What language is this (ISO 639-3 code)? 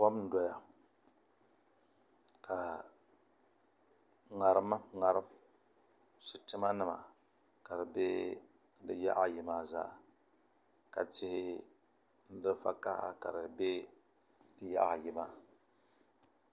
dag